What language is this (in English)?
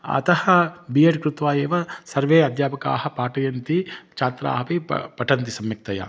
Sanskrit